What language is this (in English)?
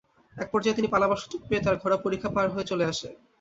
Bangla